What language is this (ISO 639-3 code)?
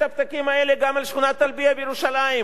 heb